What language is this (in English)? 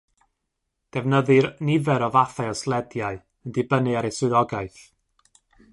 Welsh